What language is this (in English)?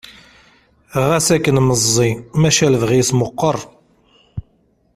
Kabyle